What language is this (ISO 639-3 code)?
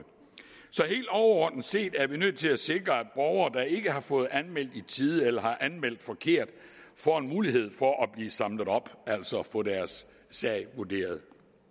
dan